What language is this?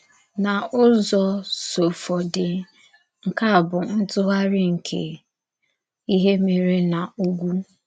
Igbo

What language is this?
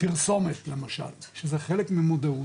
Hebrew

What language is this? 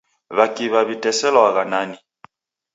Taita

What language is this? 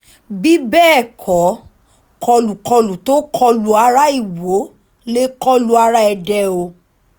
Yoruba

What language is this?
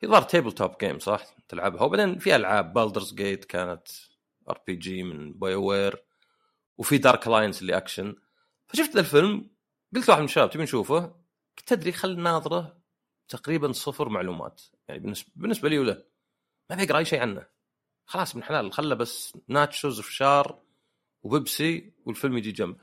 Arabic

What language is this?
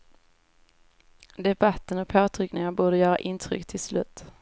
Swedish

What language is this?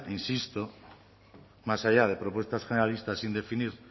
Spanish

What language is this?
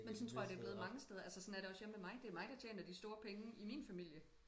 Danish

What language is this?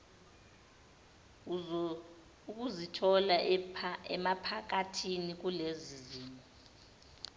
Zulu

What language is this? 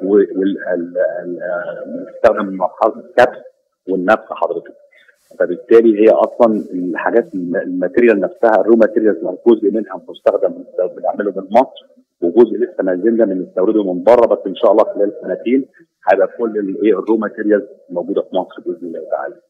Arabic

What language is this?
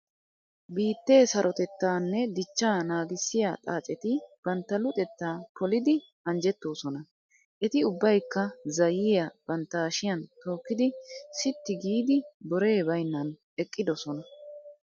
Wolaytta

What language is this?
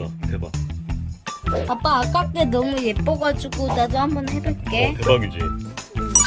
Korean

